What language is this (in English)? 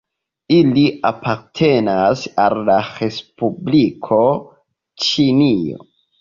Esperanto